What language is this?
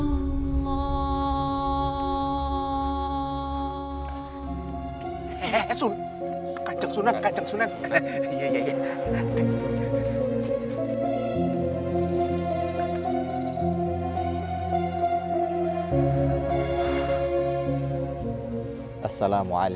Indonesian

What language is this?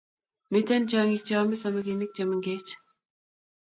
Kalenjin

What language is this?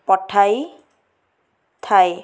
Odia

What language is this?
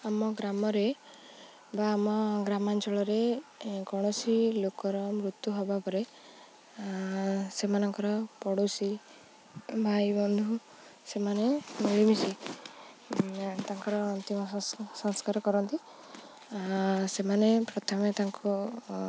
Odia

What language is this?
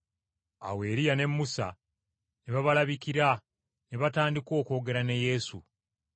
Ganda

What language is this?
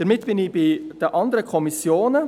Swiss German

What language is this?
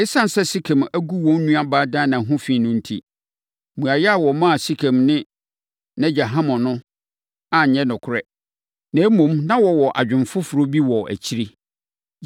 Akan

